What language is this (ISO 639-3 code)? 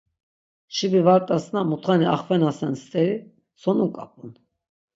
lzz